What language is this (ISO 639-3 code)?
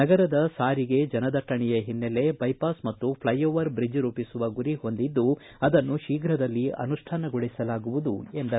kan